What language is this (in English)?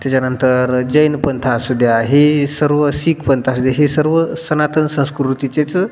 Marathi